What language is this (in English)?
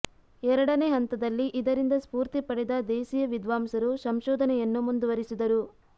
Kannada